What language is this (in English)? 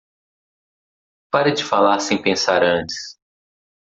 Portuguese